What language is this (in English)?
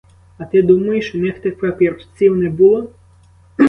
Ukrainian